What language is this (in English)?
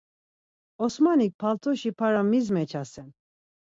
Laz